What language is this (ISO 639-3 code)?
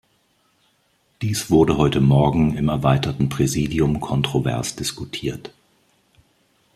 deu